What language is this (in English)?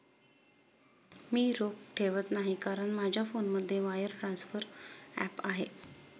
Marathi